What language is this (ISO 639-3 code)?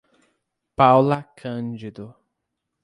por